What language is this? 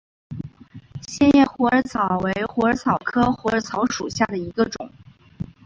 Chinese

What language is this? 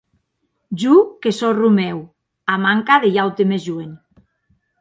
Occitan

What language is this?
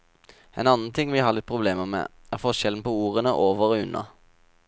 Norwegian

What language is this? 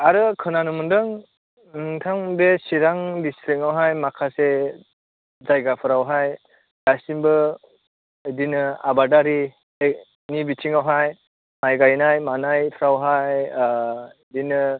Bodo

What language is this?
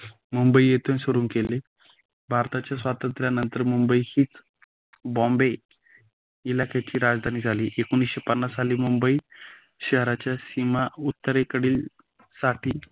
Marathi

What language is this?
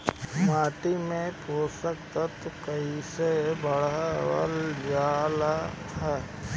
Bhojpuri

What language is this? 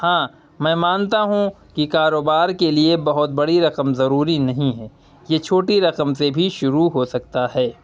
Urdu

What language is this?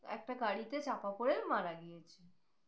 Bangla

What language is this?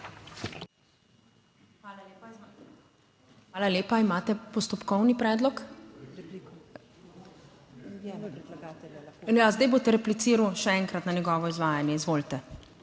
Slovenian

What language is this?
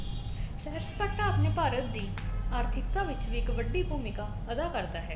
Punjabi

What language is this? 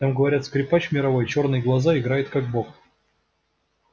Russian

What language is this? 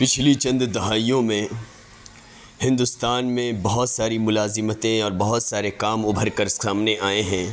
Urdu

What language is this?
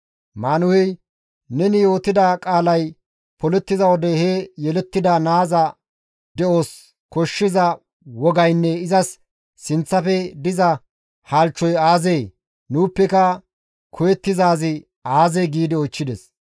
Gamo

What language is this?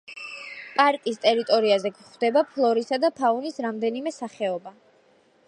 Georgian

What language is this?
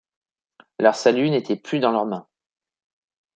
French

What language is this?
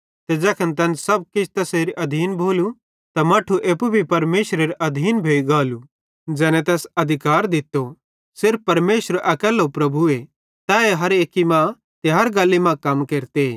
Bhadrawahi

